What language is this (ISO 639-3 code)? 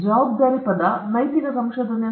kan